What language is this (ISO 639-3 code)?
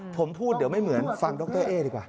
tha